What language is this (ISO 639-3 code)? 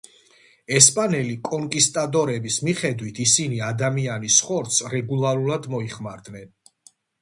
kat